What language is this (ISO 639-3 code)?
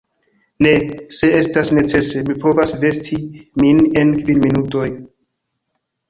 epo